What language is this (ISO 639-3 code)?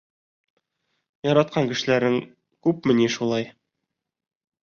bak